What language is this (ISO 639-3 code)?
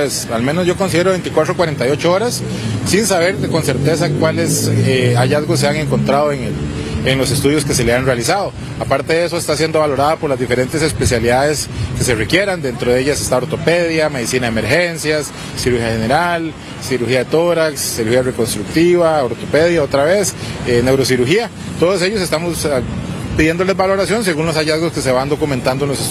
spa